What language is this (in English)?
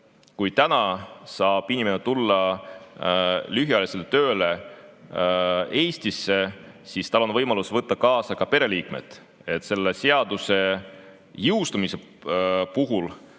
Estonian